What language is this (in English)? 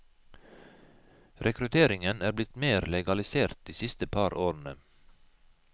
Norwegian